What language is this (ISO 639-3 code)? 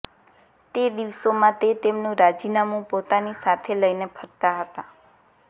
guj